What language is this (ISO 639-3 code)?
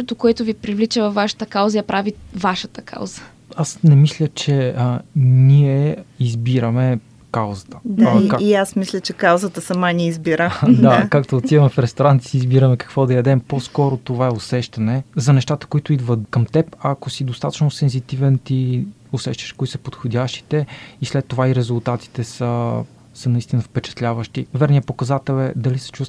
bul